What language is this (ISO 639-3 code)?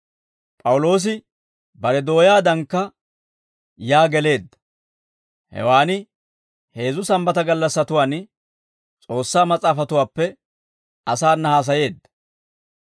dwr